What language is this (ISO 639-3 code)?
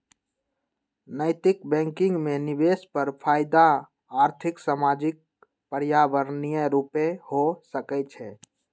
mag